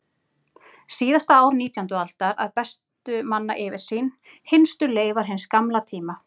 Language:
Icelandic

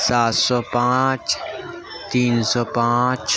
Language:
Urdu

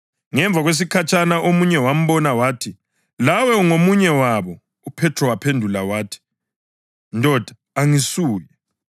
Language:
North Ndebele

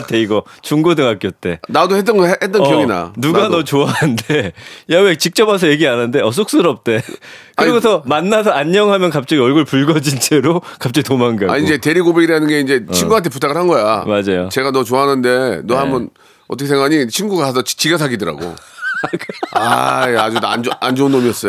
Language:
Korean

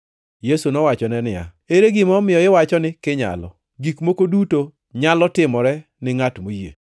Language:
Luo (Kenya and Tanzania)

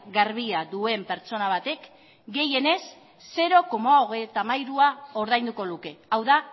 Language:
Basque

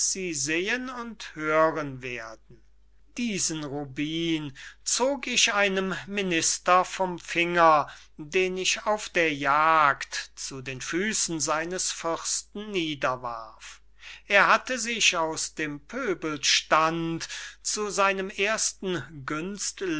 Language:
German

